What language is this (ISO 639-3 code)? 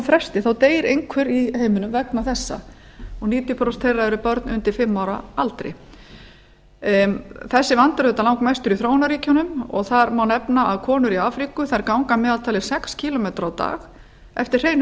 isl